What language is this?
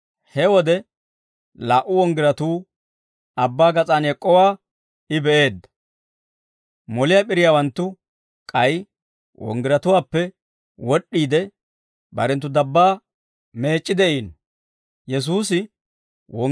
Dawro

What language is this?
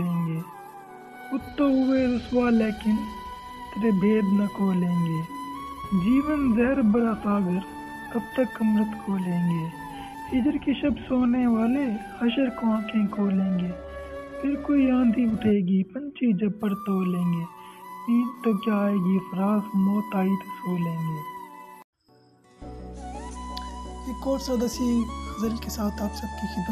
Urdu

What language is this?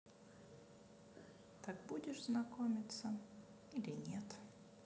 Russian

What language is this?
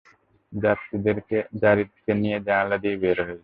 Bangla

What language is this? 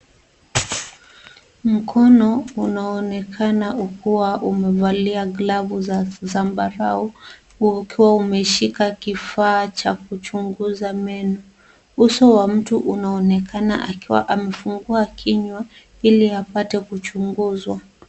Swahili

